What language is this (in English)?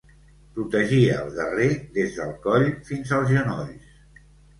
Catalan